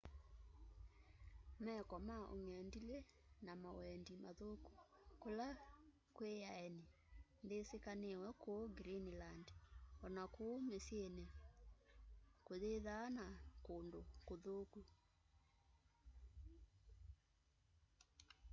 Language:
Kamba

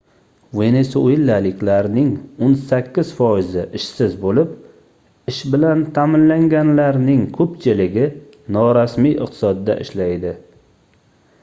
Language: Uzbek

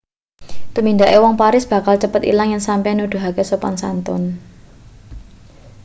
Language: Javanese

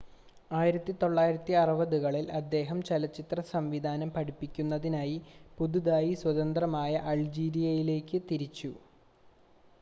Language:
Malayalam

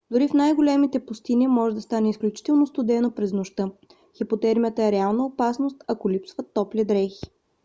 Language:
Bulgarian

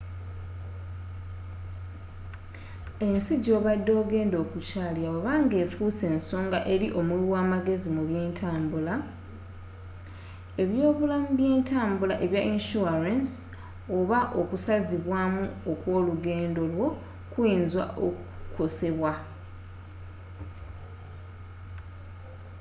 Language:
Ganda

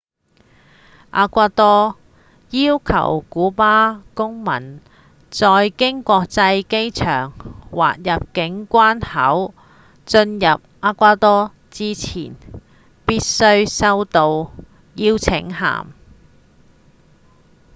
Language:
Cantonese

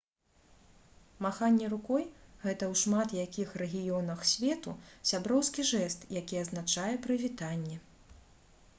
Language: Belarusian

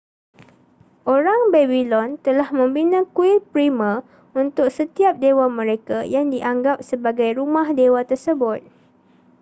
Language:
Malay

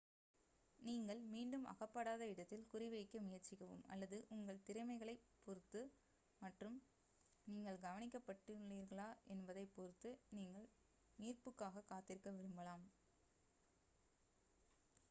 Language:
Tamil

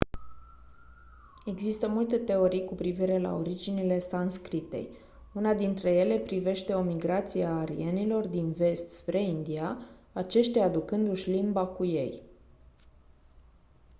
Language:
Romanian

